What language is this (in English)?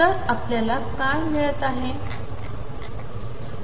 Marathi